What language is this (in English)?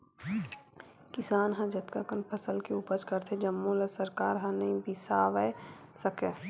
Chhattisgarhi